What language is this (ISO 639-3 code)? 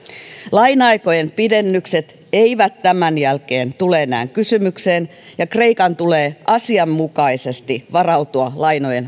fin